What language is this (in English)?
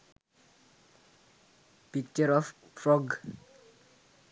Sinhala